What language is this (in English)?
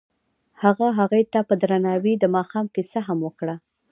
Pashto